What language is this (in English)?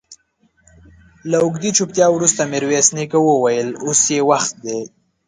Pashto